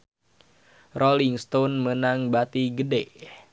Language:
Sundanese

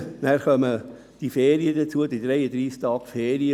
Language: Swiss German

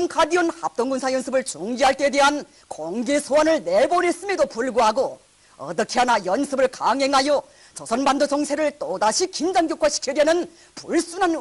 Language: Korean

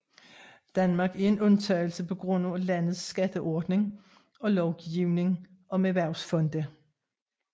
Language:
Danish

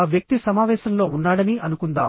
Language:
Telugu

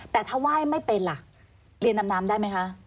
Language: Thai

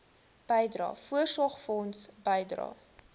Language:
Afrikaans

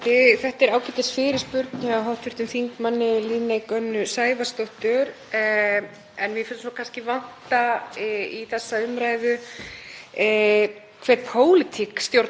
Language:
Icelandic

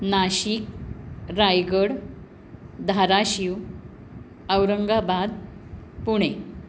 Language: Marathi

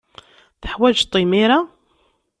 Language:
Kabyle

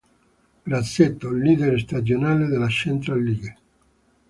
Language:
Italian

